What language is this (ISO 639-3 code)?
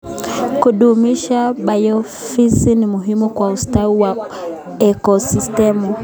kln